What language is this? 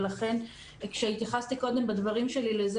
Hebrew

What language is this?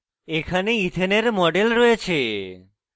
Bangla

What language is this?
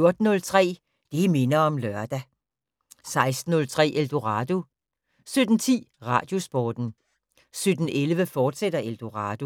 Danish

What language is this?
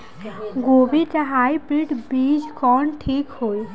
Bhojpuri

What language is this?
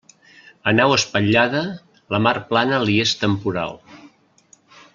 Catalan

